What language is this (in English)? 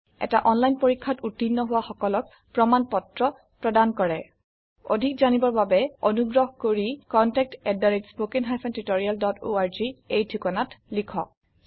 Assamese